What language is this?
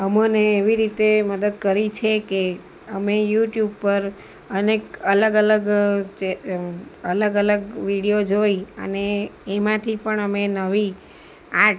Gujarati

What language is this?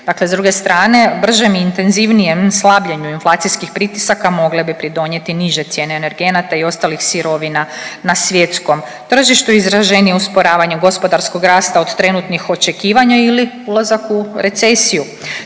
Croatian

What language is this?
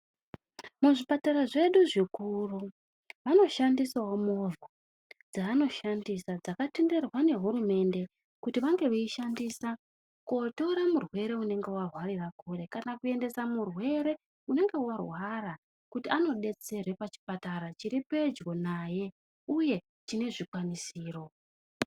Ndau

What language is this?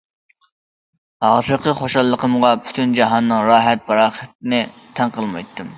Uyghur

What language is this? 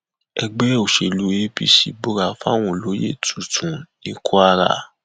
Yoruba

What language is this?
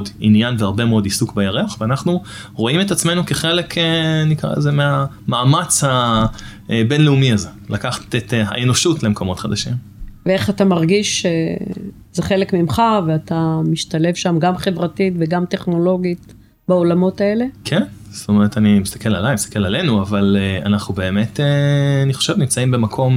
Hebrew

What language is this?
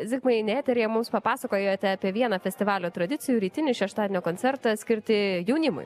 Lithuanian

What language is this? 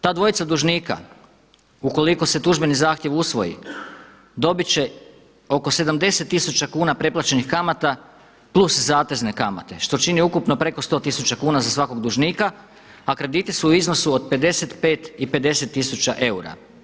Croatian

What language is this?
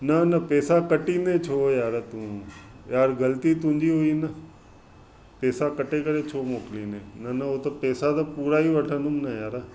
Sindhi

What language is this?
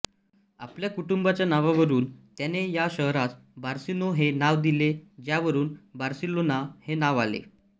Marathi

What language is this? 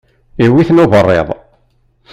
Kabyle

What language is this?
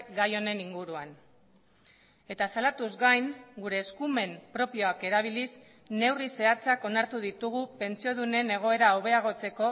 Basque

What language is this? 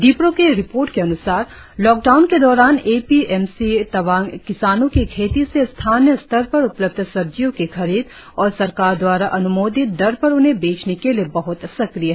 Hindi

